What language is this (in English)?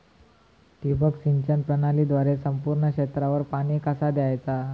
Marathi